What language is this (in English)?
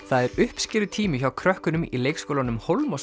Icelandic